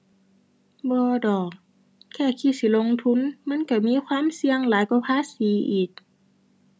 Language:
Thai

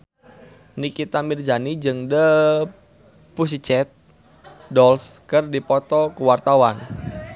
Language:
Sundanese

